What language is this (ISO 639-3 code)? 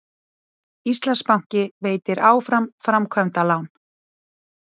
isl